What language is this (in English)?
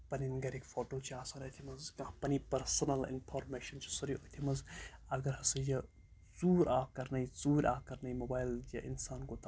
Kashmiri